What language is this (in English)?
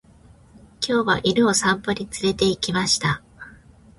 Japanese